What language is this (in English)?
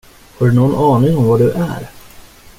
Swedish